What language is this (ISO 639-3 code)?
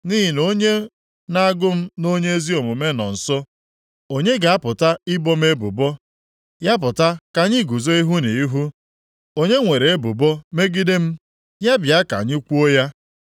ibo